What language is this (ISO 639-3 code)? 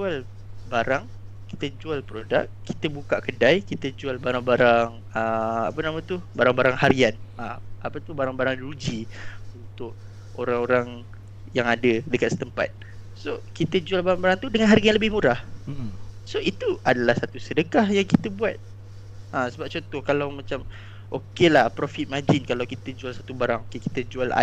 msa